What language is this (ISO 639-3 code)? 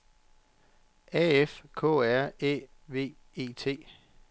dan